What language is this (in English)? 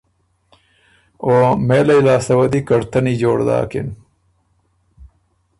Ormuri